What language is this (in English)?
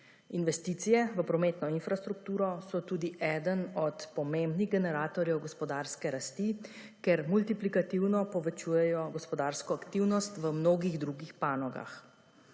Slovenian